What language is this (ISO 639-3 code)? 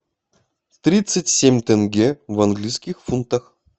rus